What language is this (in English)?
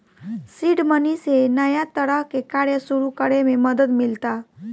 Bhojpuri